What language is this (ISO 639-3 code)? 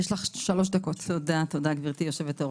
heb